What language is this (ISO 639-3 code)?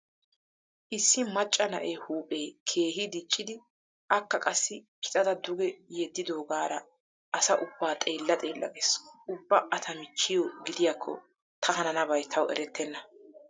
wal